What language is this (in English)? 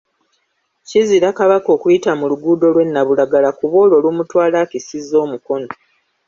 Ganda